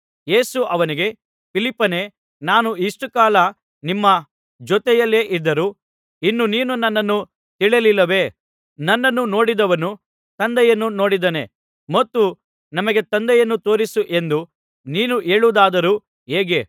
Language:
Kannada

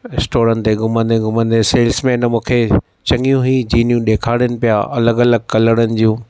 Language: Sindhi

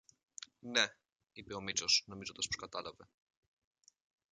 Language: Greek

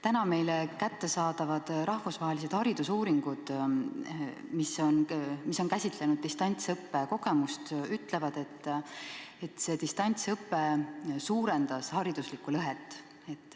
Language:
Estonian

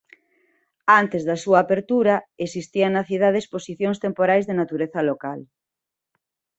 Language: Galician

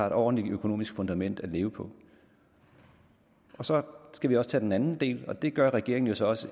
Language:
Danish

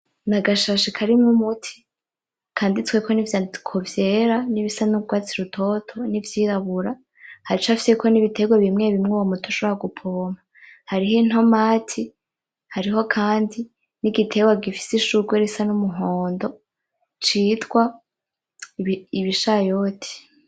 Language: Rundi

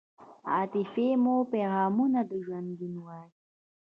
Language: Pashto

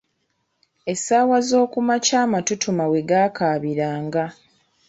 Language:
Ganda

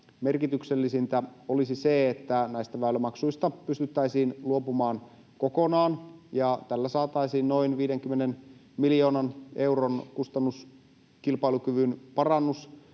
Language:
Finnish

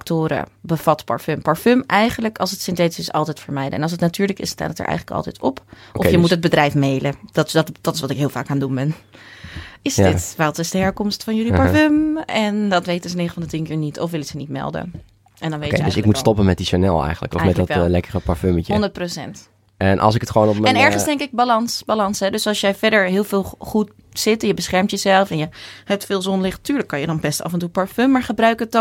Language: Dutch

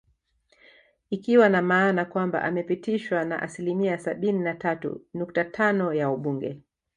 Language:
Swahili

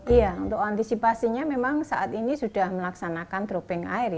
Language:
Indonesian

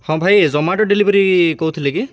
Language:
Odia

